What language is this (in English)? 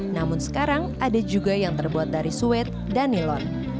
Indonesian